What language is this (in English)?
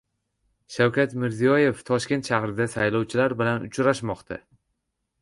Uzbek